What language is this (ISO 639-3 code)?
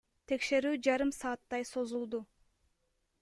kir